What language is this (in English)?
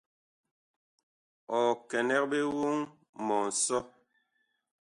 Bakoko